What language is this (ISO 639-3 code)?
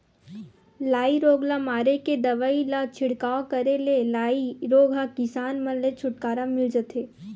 hne